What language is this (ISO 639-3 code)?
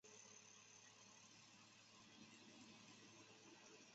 zho